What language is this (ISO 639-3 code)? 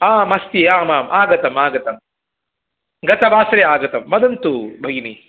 san